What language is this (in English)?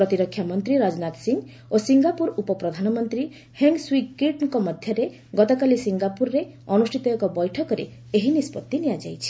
Odia